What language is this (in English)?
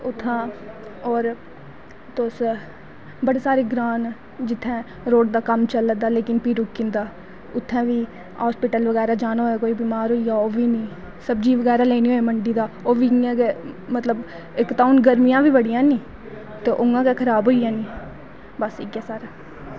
Dogri